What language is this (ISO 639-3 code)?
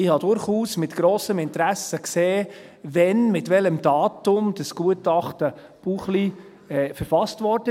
gsw